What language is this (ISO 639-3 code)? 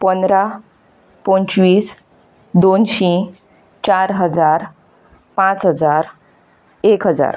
kok